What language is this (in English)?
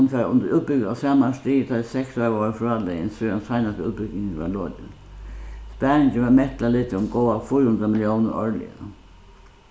Faroese